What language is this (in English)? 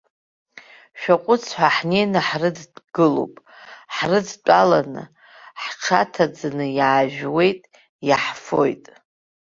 Abkhazian